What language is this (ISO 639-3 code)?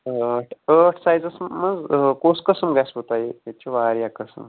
kas